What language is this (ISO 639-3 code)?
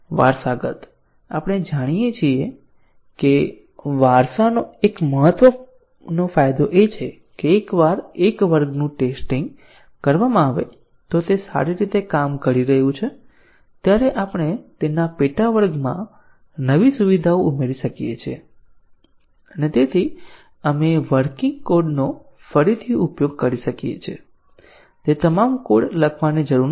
guj